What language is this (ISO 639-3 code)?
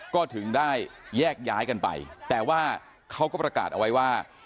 tha